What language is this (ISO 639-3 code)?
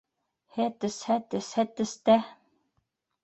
bak